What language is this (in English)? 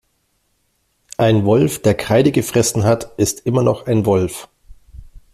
German